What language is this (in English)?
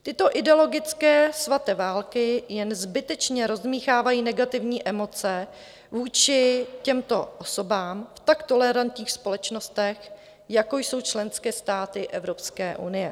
Czech